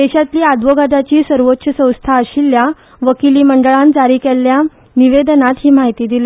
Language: Konkani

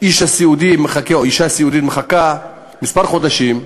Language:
Hebrew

